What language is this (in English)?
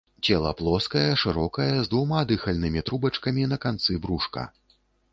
Belarusian